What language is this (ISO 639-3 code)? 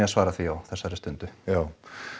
isl